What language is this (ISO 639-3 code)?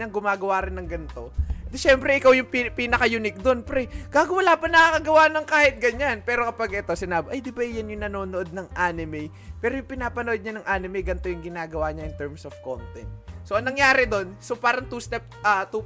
fil